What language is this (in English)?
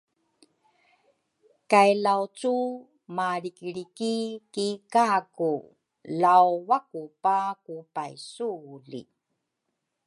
Rukai